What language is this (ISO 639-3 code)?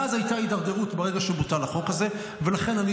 heb